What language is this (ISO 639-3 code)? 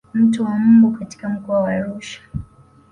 swa